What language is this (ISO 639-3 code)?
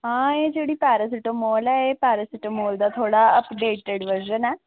doi